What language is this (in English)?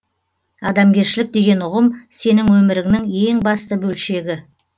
Kazakh